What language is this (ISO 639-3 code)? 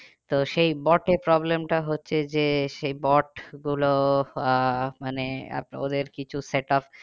ben